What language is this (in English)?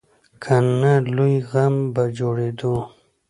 Pashto